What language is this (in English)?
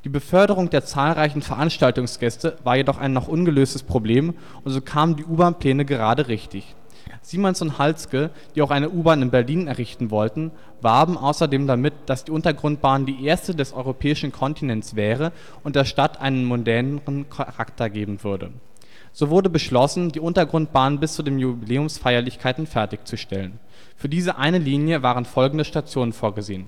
German